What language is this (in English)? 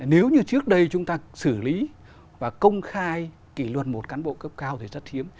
Vietnamese